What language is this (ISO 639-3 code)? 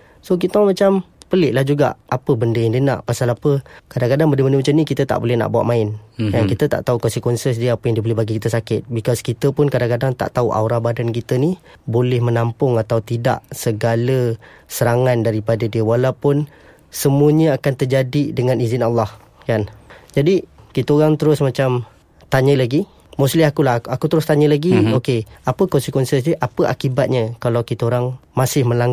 msa